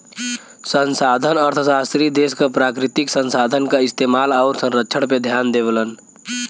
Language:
Bhojpuri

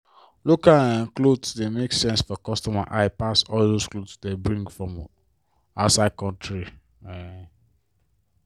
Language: Nigerian Pidgin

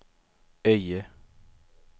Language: Swedish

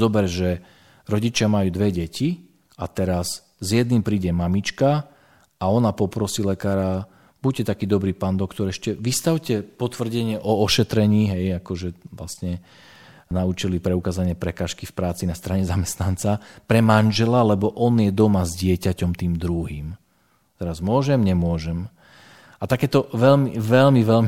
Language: Slovak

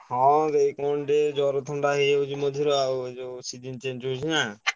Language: Odia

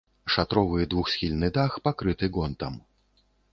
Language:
Belarusian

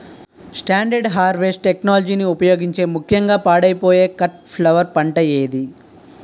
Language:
Telugu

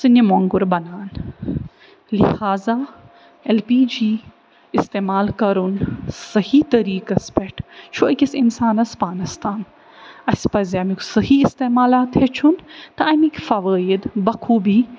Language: Kashmiri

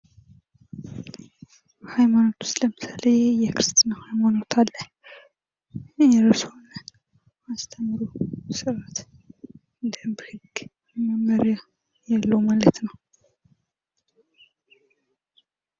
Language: Amharic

